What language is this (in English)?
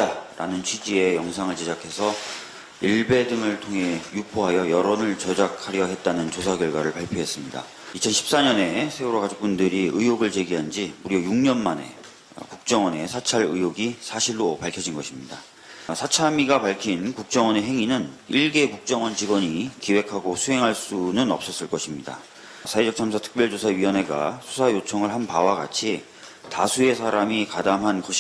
Korean